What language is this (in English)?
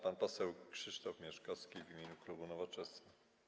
Polish